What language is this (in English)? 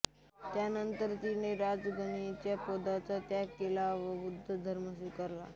Marathi